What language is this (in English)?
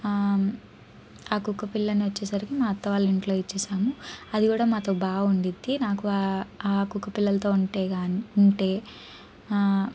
Telugu